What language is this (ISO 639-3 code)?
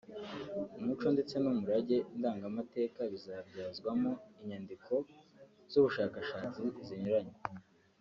kin